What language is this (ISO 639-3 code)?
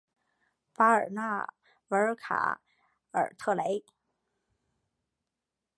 zho